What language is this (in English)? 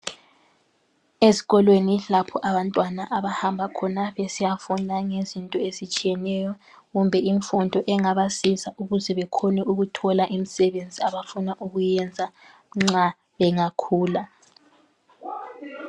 North Ndebele